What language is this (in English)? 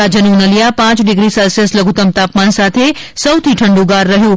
Gujarati